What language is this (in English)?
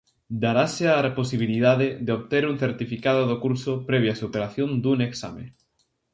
Galician